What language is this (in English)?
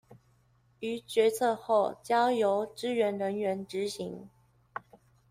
Chinese